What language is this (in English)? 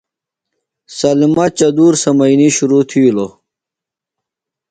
Phalura